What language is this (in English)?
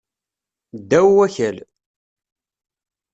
Kabyle